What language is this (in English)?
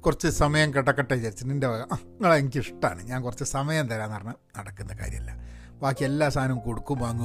Malayalam